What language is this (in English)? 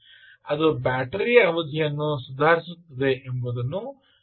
Kannada